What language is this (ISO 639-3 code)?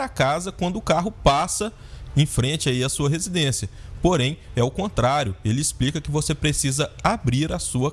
por